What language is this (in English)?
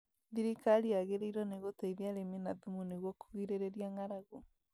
Kikuyu